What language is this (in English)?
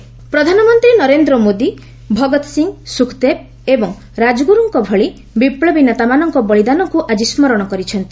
Odia